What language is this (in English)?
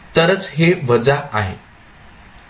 Marathi